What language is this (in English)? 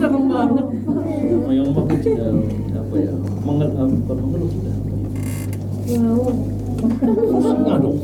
Indonesian